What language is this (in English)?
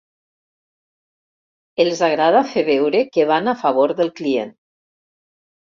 Catalan